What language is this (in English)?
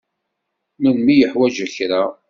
Kabyle